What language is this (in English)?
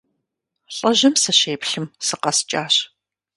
Kabardian